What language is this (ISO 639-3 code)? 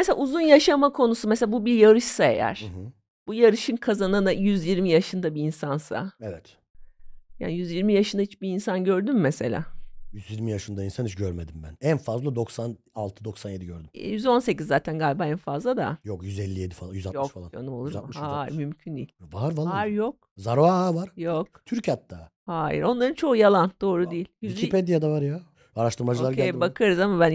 tur